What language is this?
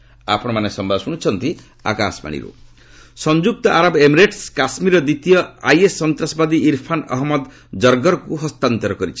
Odia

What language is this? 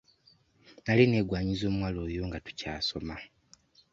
Ganda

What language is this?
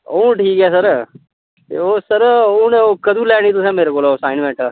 Dogri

